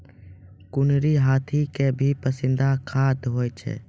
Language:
Maithili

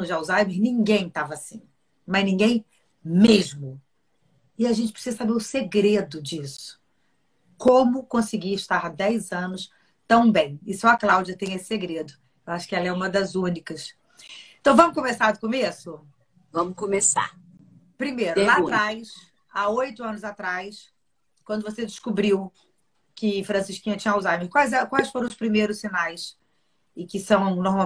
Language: Portuguese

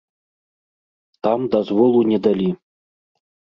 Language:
Belarusian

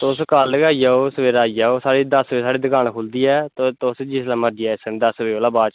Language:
Dogri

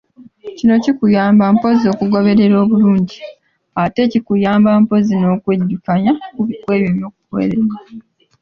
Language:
Ganda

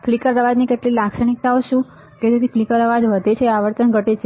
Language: Gujarati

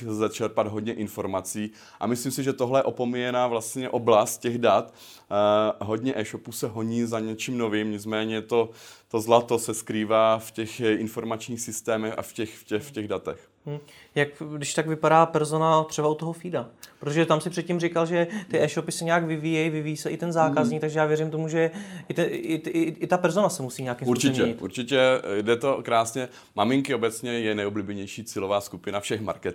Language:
Czech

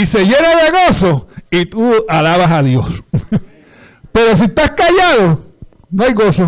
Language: Spanish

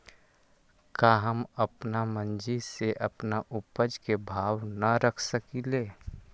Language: Magahi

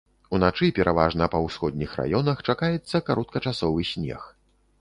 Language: Belarusian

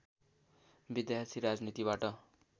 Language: Nepali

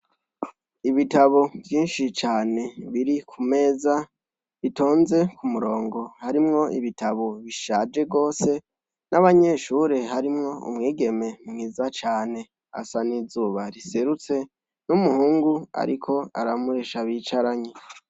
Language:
Rundi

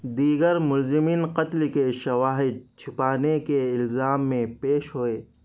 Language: Urdu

